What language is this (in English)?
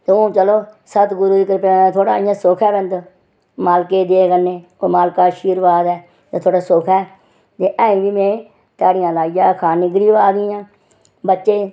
Dogri